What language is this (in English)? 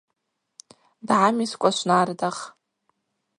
Abaza